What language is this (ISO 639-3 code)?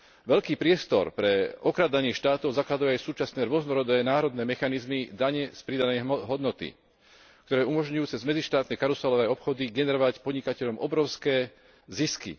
slk